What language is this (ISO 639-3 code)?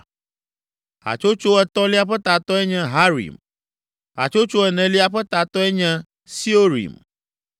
ewe